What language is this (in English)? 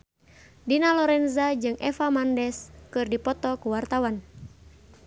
Sundanese